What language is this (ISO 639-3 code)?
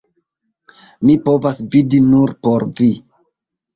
epo